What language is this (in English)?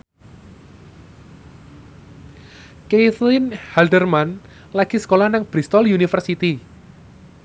Javanese